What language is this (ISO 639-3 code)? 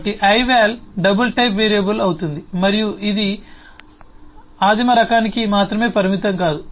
tel